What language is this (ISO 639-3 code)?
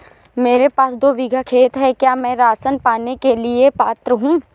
hin